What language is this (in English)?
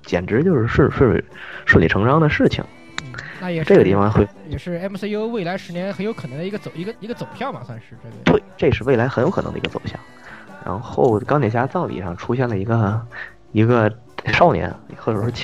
Chinese